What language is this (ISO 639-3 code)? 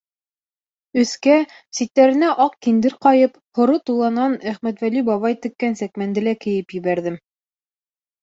bak